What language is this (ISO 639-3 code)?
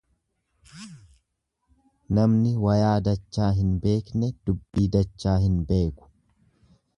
orm